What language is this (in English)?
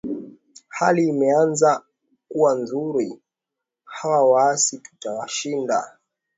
Swahili